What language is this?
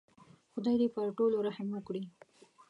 Pashto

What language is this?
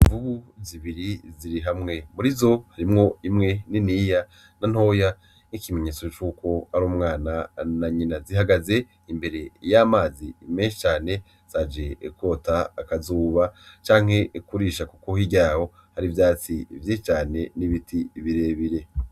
Rundi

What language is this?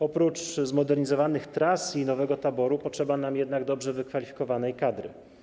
Polish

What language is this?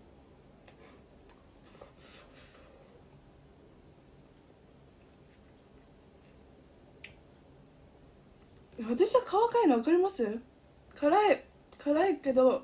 Japanese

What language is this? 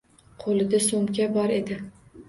Uzbek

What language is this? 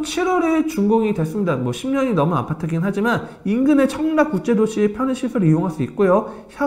Korean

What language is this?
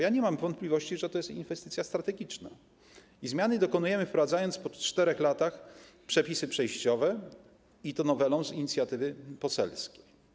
Polish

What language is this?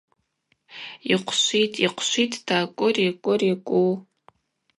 Abaza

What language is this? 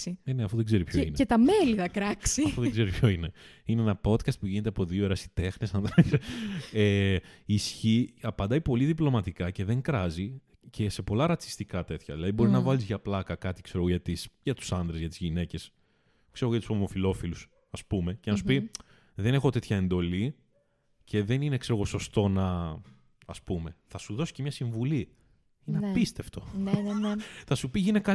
Greek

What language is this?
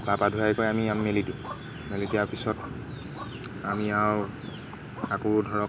Assamese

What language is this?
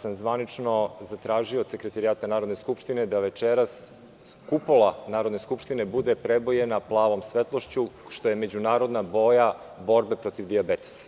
Serbian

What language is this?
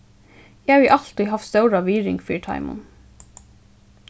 Faroese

